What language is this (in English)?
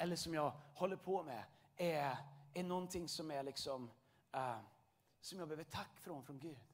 Swedish